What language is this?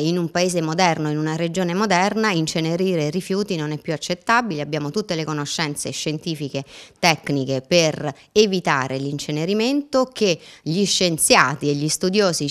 Italian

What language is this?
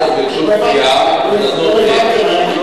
Hebrew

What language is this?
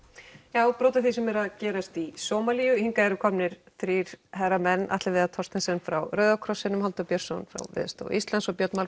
Icelandic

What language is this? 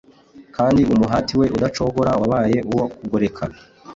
Kinyarwanda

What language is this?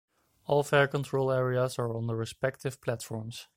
English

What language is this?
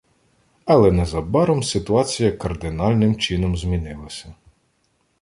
Ukrainian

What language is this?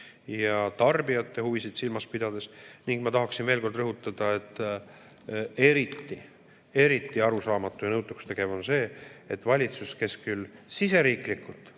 Estonian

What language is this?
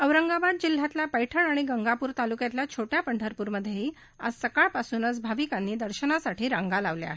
Marathi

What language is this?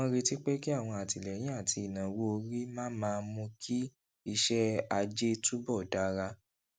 Yoruba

